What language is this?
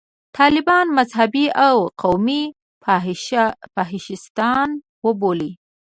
Pashto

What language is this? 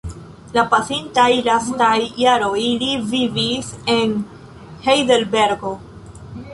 Esperanto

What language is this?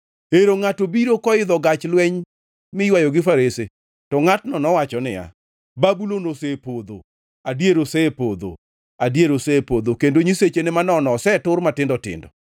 Luo (Kenya and Tanzania)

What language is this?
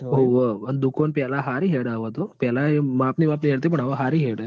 Gujarati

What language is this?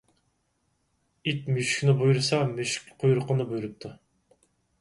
Uyghur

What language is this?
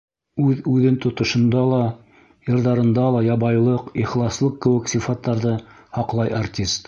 Bashkir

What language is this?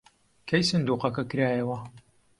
Central Kurdish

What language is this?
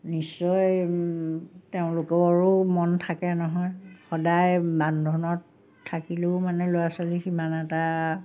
Assamese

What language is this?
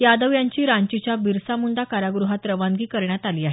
Marathi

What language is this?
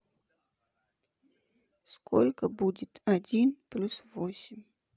Russian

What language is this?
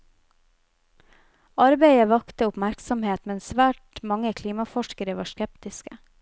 Norwegian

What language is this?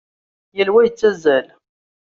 Kabyle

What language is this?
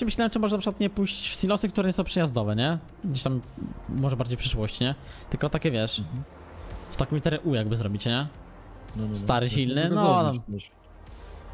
Polish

